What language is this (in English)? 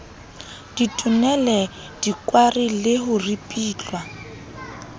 Southern Sotho